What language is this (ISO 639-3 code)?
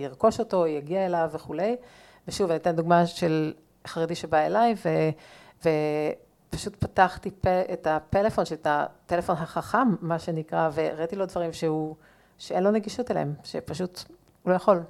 heb